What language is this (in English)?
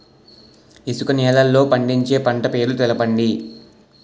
Telugu